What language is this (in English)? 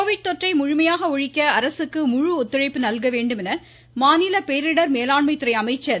Tamil